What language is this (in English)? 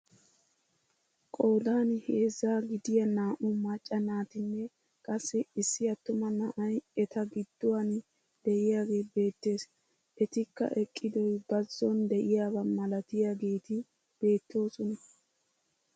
Wolaytta